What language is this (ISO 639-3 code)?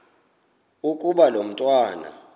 xho